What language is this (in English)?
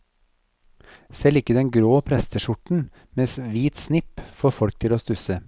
Norwegian